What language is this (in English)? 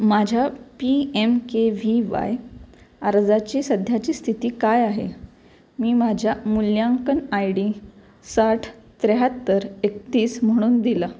Marathi